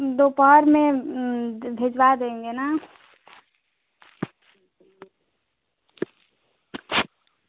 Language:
Hindi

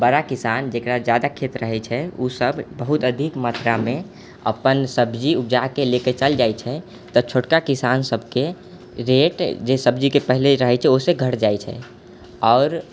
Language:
Maithili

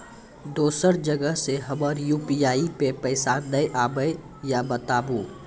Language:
Maithili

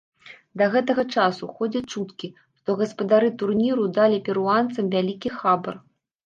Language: Belarusian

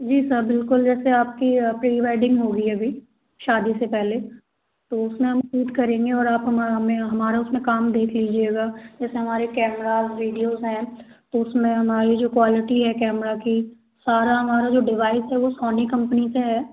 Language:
Hindi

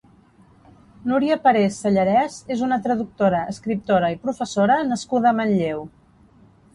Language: Catalan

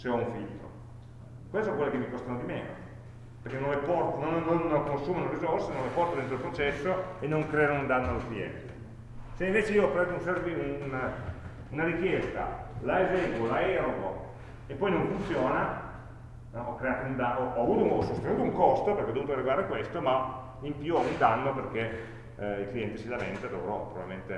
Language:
Italian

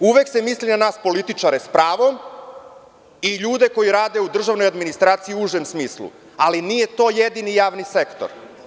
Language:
Serbian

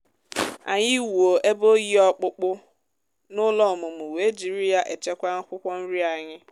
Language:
Igbo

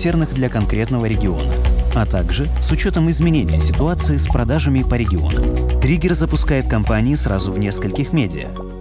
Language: Russian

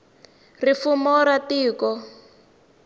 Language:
Tsonga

